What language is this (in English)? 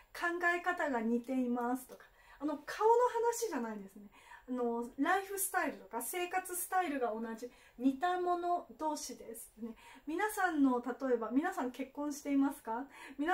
Japanese